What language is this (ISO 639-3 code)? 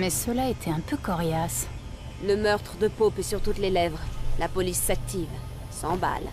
fra